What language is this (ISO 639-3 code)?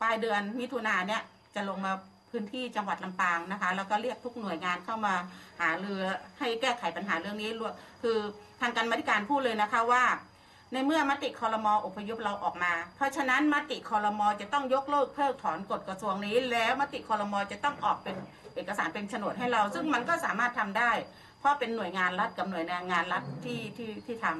tha